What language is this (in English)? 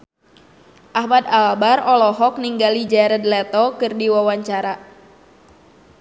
Sundanese